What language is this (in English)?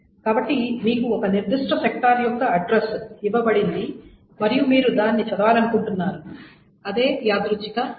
Telugu